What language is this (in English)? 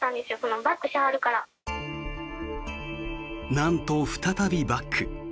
Japanese